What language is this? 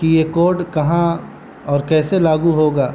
Urdu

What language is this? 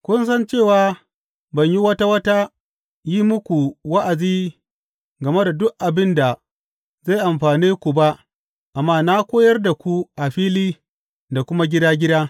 Hausa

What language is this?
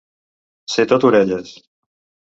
Catalan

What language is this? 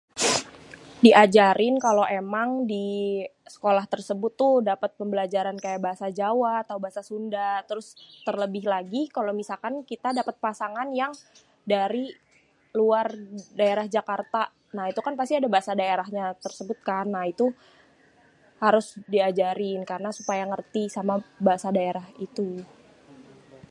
Betawi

